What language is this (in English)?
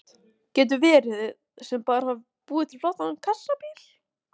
Icelandic